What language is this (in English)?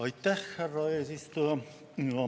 Estonian